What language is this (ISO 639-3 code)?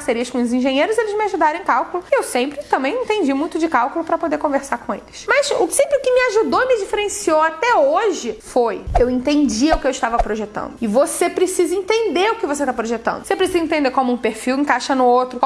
por